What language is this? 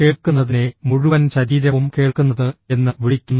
Malayalam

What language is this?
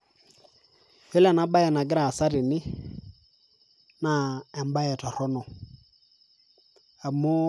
Masai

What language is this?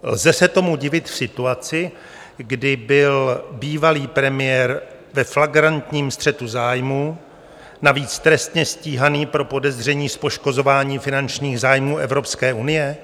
Czech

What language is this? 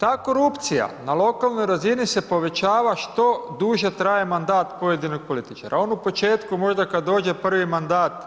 Croatian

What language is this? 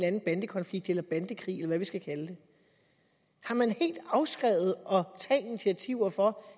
Danish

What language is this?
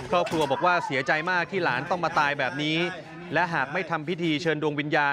Thai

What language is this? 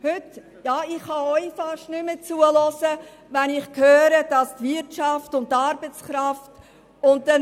Swiss German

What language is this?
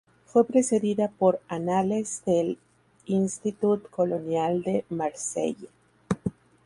Spanish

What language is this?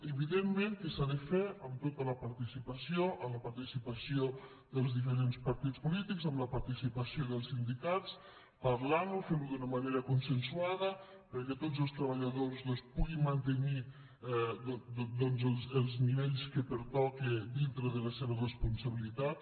Catalan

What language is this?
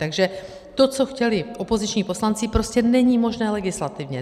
Czech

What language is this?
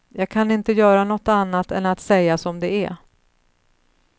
Swedish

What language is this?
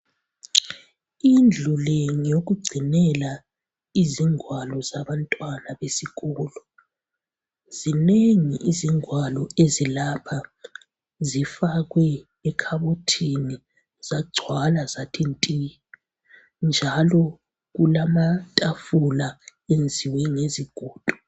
North Ndebele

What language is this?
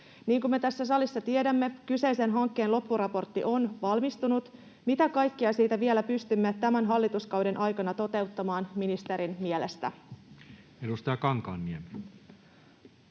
Finnish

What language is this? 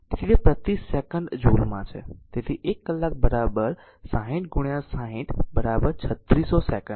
Gujarati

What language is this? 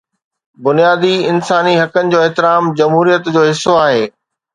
Sindhi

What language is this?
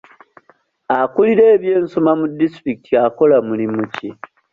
Ganda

